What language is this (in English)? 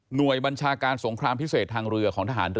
Thai